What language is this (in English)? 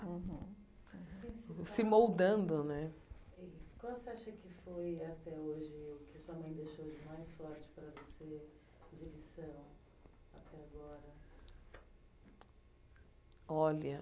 Portuguese